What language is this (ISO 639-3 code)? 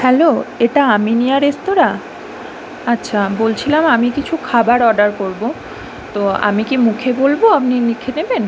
ben